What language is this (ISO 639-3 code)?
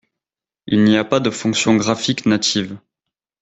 fra